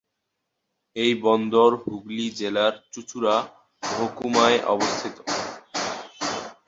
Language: Bangla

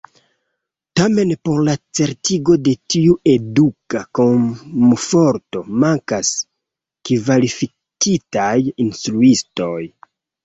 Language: Esperanto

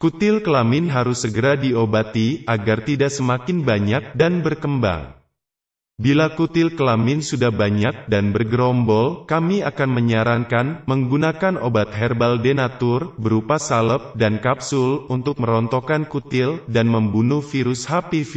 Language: Indonesian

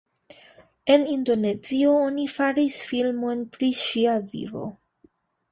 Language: Esperanto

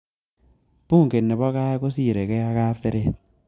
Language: Kalenjin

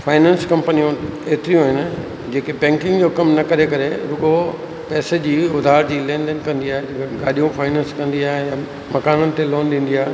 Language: Sindhi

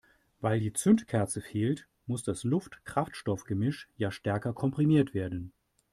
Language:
German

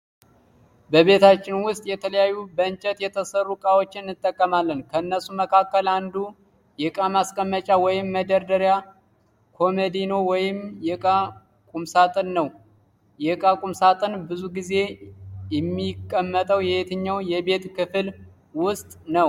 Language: Amharic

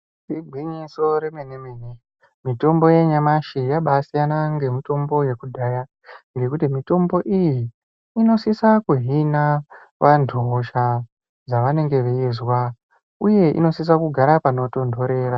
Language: Ndau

